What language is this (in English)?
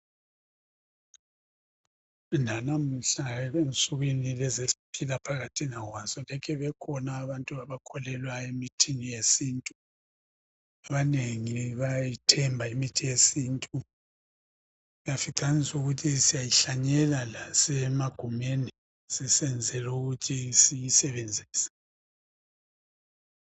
North Ndebele